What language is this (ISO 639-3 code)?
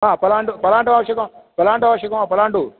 san